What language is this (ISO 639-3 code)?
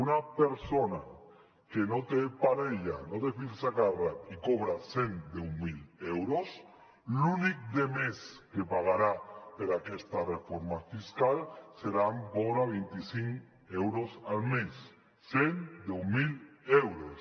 cat